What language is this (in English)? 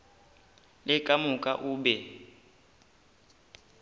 Northern Sotho